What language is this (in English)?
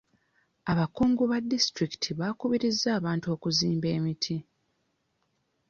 Ganda